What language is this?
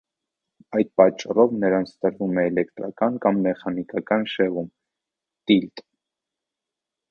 Armenian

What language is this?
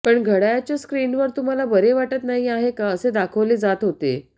Marathi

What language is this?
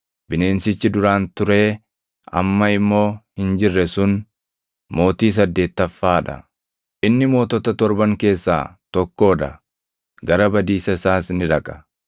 Oromo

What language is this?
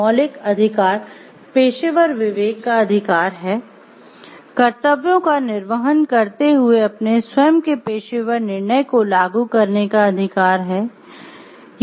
Hindi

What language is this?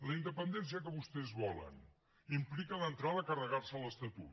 Catalan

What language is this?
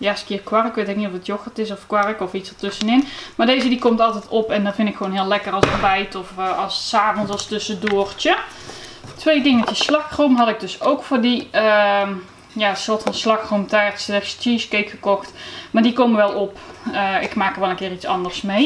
Dutch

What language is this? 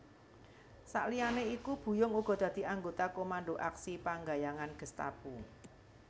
Javanese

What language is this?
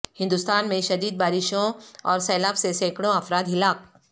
Urdu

